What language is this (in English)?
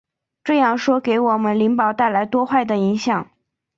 Chinese